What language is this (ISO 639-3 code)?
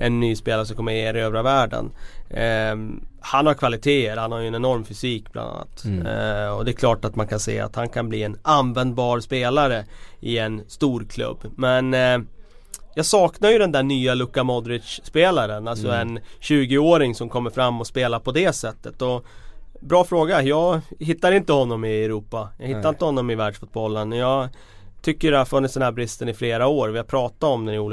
swe